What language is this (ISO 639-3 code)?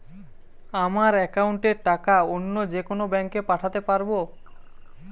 ben